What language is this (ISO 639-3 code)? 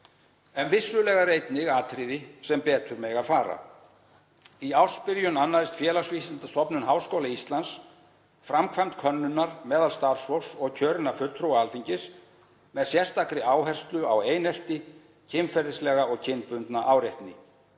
isl